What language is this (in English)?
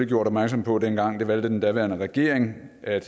Danish